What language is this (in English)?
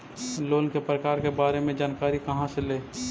Magahi